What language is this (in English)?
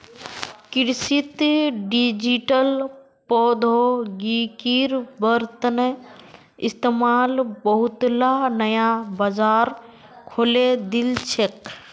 Magahi